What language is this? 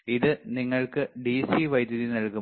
Malayalam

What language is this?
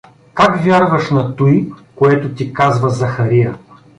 Bulgarian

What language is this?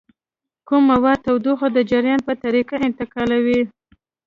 Pashto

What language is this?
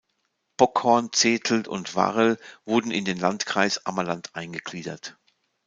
German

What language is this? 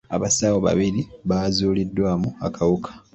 Ganda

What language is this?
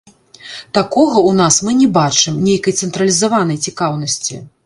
Belarusian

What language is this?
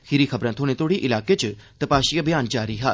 Dogri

